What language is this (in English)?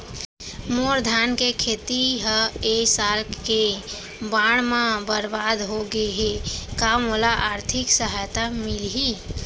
Chhattisgarhi